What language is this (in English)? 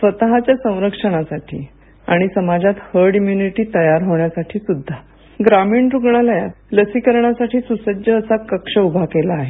Marathi